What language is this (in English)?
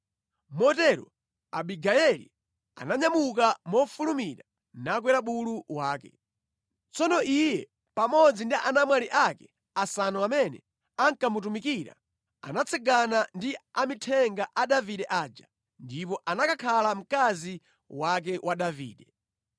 Nyanja